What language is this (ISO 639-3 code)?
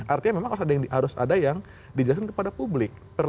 ind